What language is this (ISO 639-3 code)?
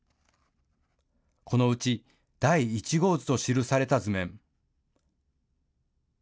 jpn